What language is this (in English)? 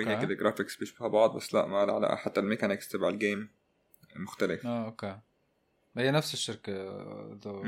Arabic